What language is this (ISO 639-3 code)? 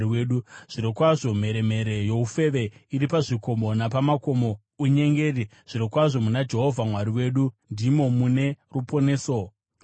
sna